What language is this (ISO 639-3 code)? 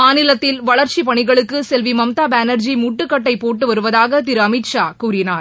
tam